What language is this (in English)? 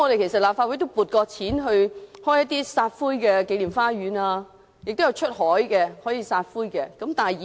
Cantonese